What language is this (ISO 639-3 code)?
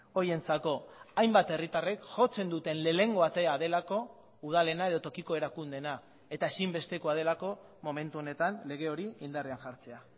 eus